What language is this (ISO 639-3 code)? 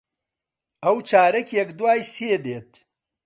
ckb